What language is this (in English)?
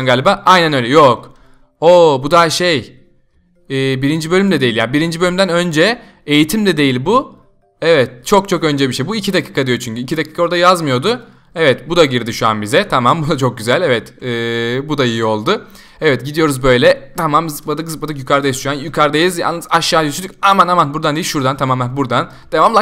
Turkish